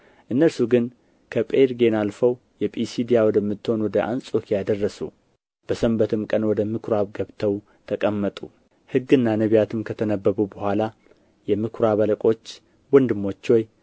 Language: Amharic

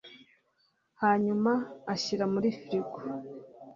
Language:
Kinyarwanda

